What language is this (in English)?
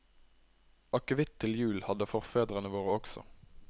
Norwegian